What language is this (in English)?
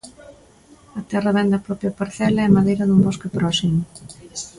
Galician